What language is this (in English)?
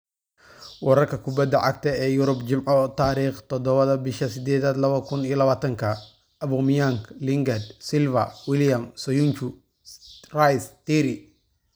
Somali